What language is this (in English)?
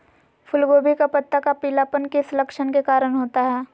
Magahi